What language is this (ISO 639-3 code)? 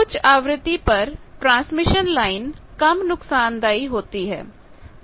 hin